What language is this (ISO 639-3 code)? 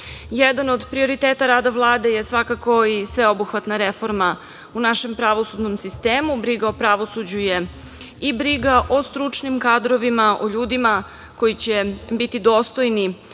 srp